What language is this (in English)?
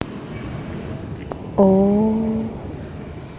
Javanese